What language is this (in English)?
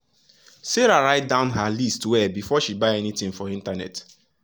Nigerian Pidgin